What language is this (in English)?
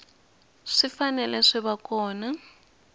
Tsonga